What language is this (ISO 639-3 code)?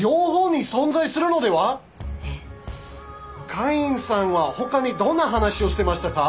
jpn